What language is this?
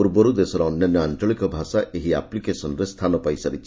Odia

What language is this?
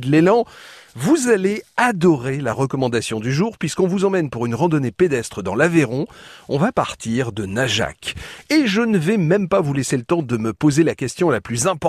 French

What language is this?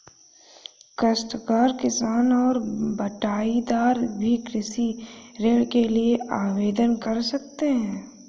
Hindi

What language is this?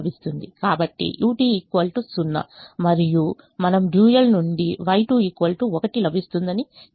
Telugu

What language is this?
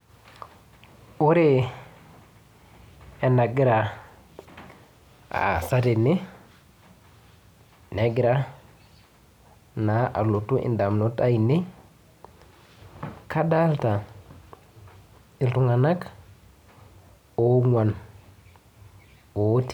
Masai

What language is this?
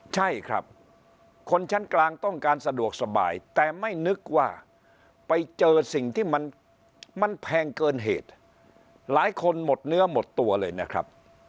Thai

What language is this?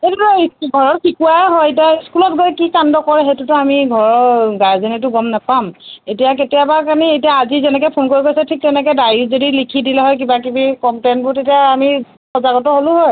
Assamese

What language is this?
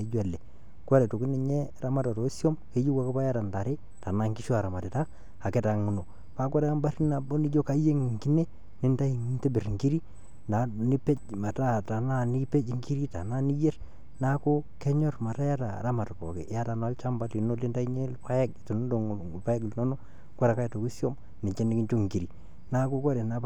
Masai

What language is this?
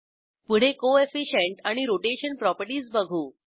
Marathi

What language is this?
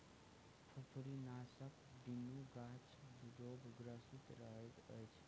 Maithili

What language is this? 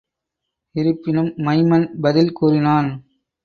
Tamil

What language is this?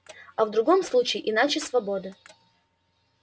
Russian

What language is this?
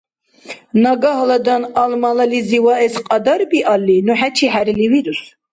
Dargwa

